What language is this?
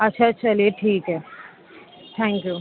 Urdu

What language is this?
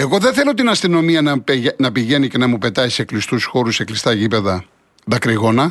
Greek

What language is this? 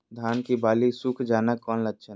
Magahi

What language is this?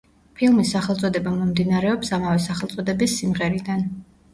Georgian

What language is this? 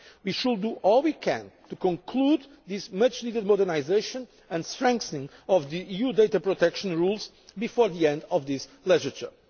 English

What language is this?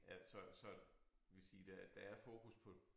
Danish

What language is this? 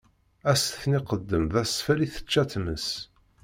Kabyle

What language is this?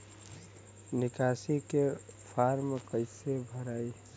Bhojpuri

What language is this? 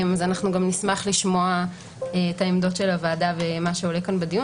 Hebrew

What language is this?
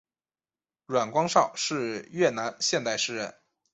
Chinese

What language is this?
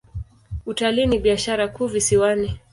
Swahili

